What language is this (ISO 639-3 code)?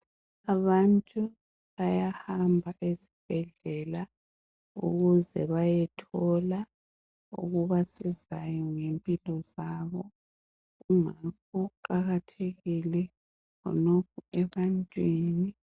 nde